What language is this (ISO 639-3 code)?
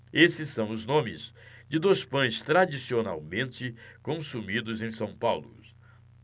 por